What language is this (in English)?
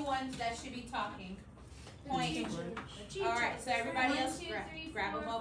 English